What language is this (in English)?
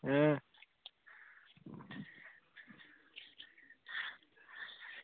Dogri